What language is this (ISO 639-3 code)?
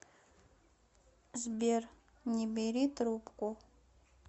rus